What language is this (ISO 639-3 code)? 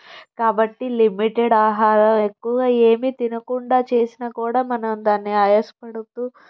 tel